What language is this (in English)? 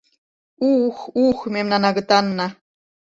Mari